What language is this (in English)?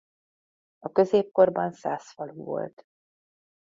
Hungarian